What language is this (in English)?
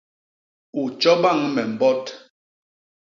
Basaa